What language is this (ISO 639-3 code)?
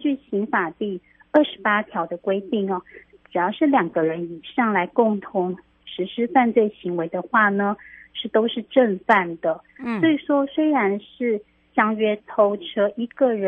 zho